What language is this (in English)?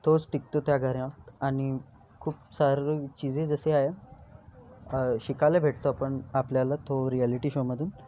Marathi